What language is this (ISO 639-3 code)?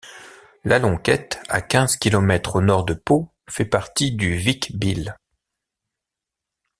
fra